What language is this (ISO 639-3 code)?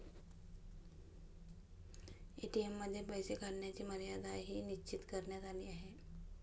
mar